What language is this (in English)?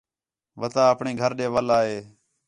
Khetrani